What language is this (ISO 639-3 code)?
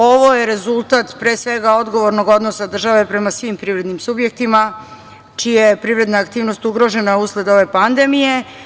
srp